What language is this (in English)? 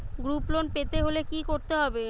Bangla